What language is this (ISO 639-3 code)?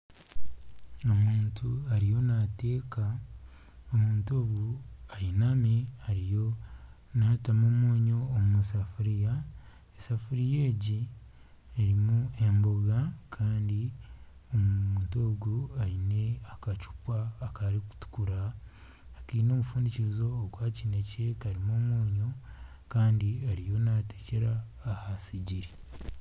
nyn